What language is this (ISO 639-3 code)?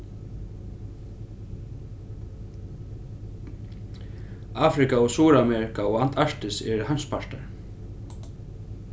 fao